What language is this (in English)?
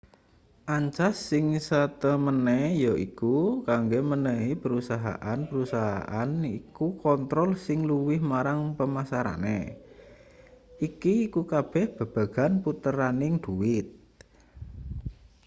Javanese